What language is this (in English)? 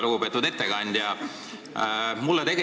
Estonian